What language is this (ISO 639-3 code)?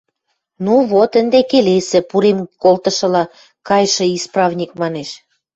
mrj